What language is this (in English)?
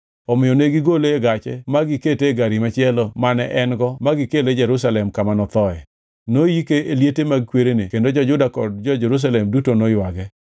Luo (Kenya and Tanzania)